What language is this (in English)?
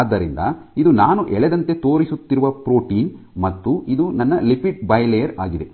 Kannada